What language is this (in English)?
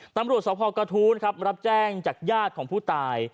Thai